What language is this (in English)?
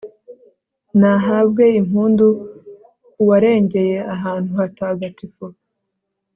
Kinyarwanda